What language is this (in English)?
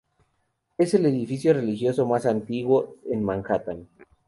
Spanish